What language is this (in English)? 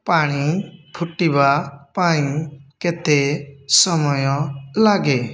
Odia